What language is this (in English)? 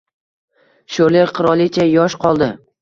Uzbek